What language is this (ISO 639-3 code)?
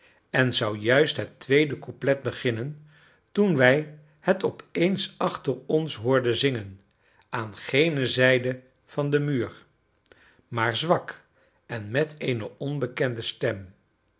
nld